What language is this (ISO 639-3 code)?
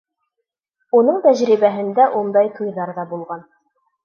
bak